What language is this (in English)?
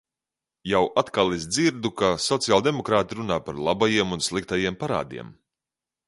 Latvian